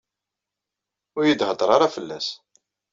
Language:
Kabyle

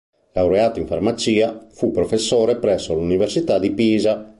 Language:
Italian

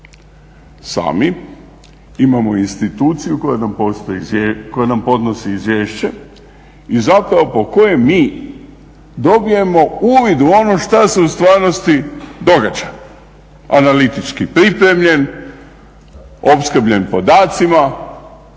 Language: Croatian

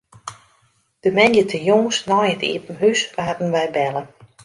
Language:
Western Frisian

